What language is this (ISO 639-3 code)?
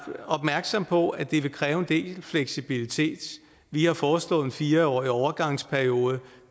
dan